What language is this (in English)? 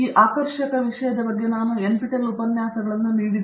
Kannada